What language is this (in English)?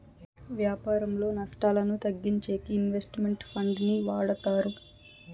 Telugu